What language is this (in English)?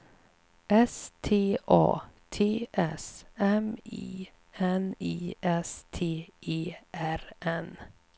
Swedish